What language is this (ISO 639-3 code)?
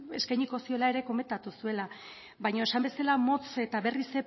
eus